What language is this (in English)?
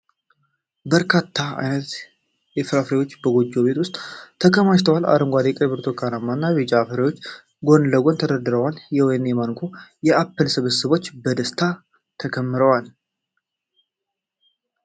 Amharic